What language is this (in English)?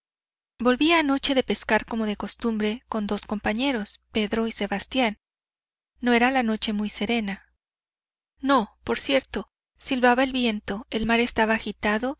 Spanish